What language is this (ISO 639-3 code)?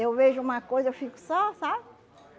por